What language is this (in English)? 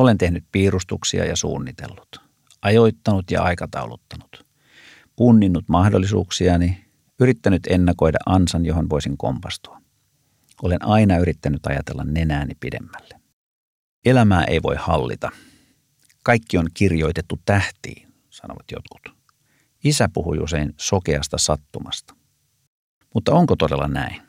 Finnish